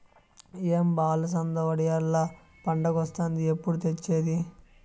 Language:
Telugu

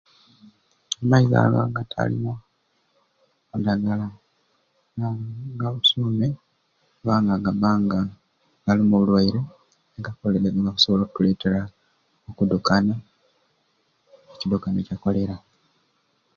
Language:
Ruuli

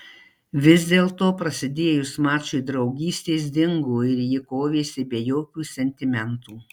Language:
Lithuanian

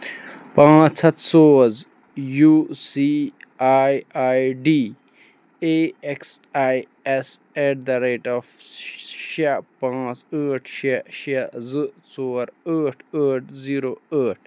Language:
Kashmiri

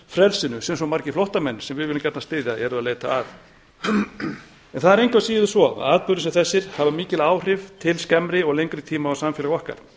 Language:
Icelandic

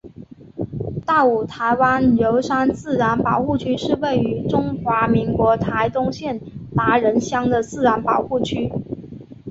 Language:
Chinese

